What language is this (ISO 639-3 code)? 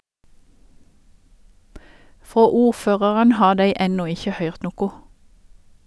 nor